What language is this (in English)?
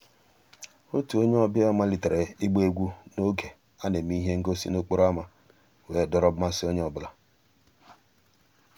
Igbo